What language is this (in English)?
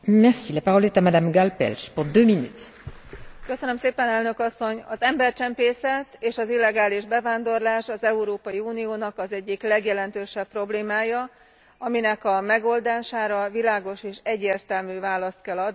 Hungarian